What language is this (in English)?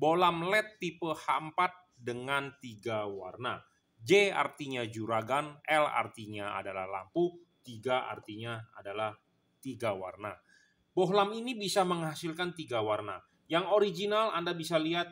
Indonesian